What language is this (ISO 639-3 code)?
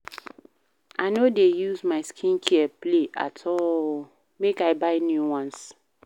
pcm